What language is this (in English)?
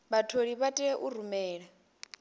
Venda